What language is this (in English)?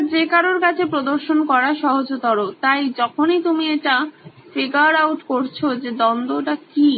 Bangla